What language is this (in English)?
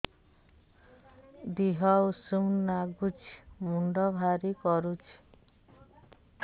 Odia